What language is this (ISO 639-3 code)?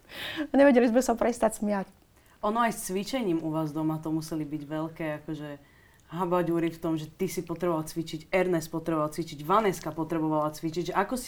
slk